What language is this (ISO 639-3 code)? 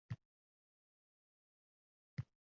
uzb